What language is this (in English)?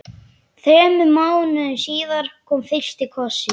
Icelandic